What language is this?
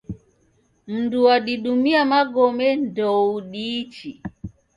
Taita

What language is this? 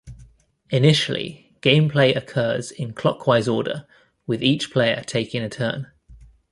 English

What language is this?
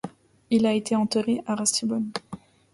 French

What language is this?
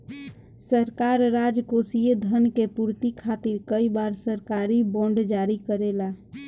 Bhojpuri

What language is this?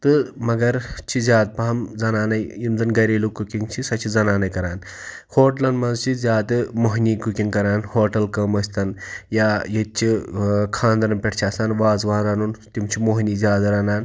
Kashmiri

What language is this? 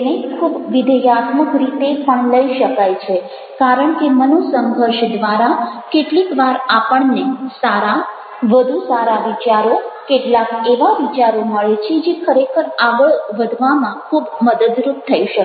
Gujarati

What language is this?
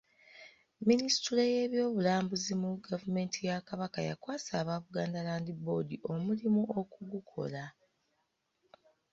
Ganda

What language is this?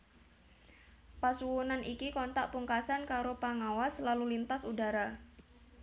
Javanese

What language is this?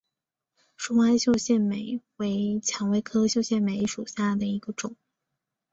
Chinese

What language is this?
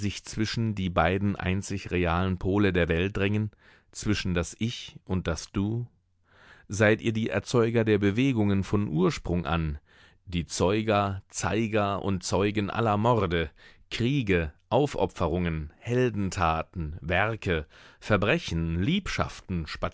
German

